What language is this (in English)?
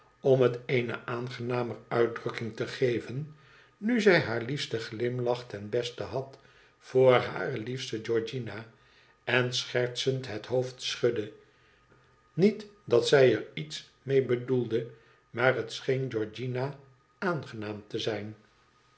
Dutch